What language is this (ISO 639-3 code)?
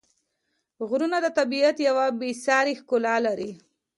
pus